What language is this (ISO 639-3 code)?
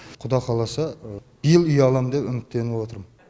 kaz